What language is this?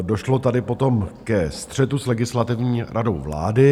Czech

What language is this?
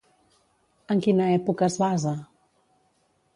Catalan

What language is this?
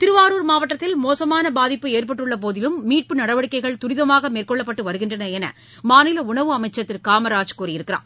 Tamil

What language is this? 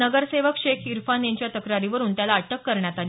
Marathi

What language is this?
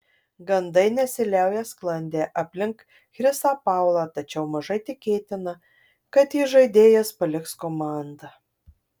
Lithuanian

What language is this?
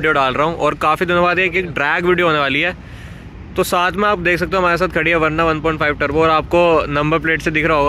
Hindi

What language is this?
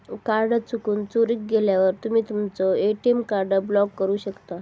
Marathi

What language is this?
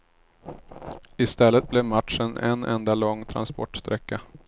Swedish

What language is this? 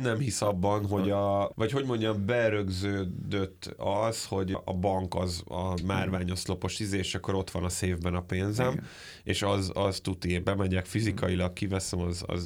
Hungarian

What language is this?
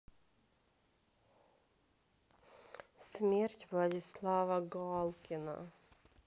Russian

